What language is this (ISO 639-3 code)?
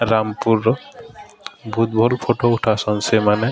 ori